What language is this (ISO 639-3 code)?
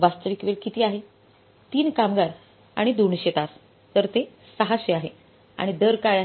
mar